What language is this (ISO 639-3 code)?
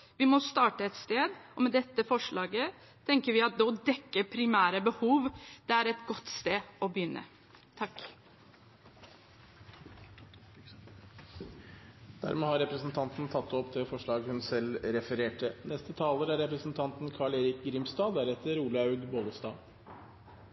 nob